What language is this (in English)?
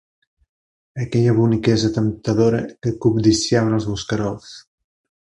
Catalan